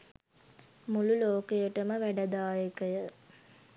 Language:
Sinhala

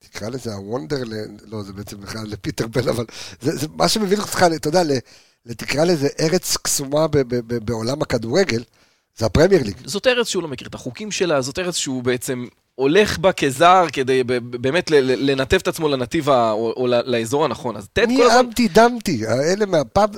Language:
Hebrew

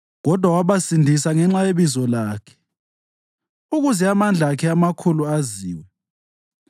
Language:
North Ndebele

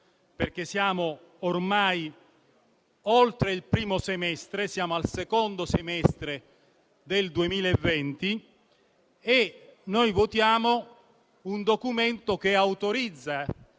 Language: Italian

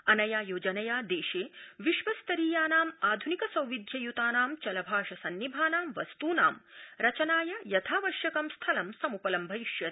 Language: Sanskrit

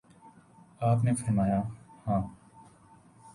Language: Urdu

